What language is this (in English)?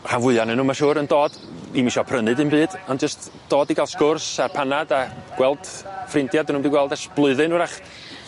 Welsh